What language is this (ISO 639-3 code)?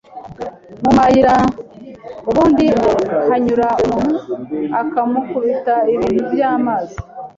kin